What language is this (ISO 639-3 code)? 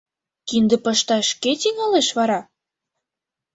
chm